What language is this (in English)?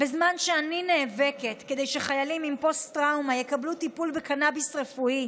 Hebrew